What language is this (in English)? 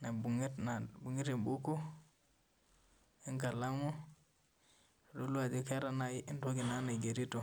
Masai